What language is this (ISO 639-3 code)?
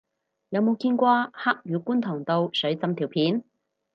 yue